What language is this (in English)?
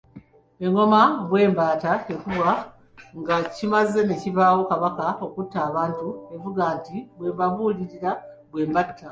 Ganda